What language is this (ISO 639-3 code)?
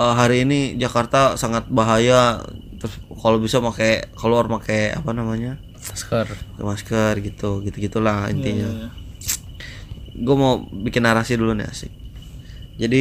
ind